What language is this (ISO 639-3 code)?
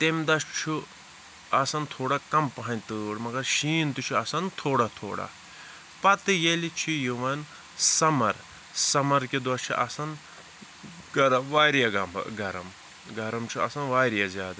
kas